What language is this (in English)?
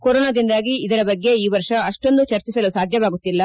Kannada